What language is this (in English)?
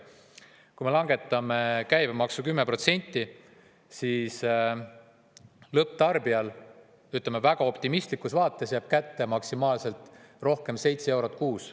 Estonian